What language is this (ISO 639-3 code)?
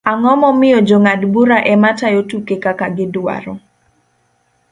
luo